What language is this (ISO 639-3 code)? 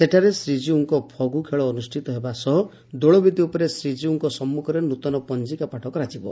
ori